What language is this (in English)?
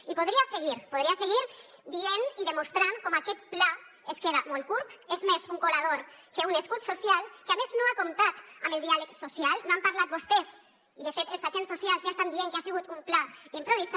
Catalan